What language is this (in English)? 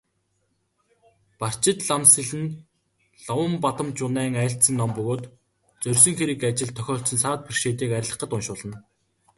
Mongolian